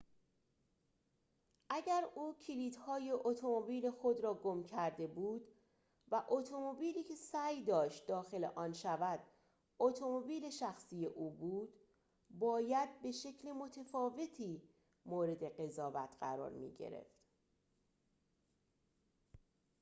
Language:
Persian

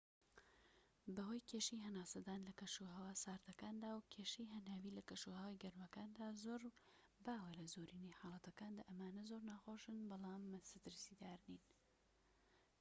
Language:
Central Kurdish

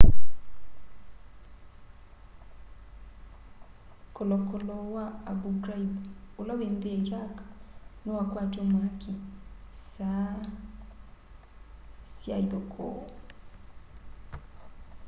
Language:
Kamba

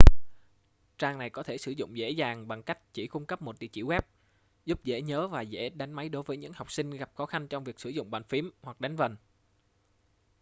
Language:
Vietnamese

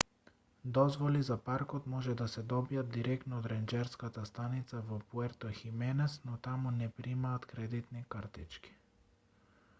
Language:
Macedonian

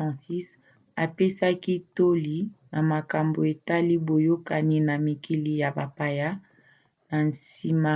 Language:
Lingala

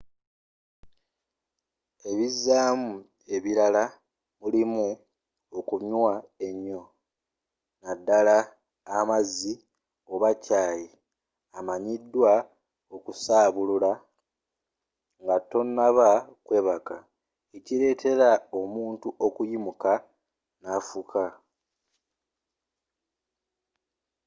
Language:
Ganda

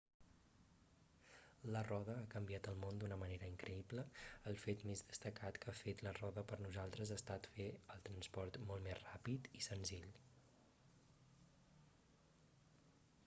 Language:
Catalan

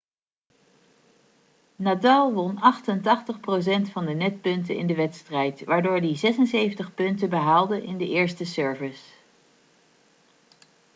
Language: Dutch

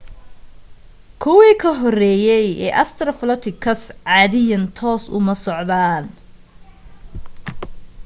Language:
Somali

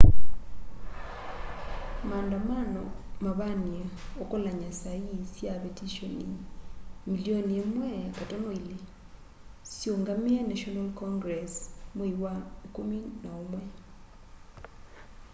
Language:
Kamba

